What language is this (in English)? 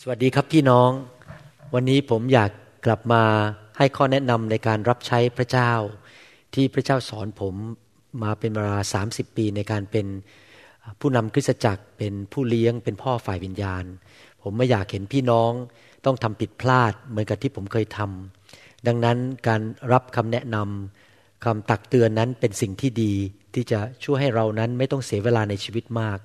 Thai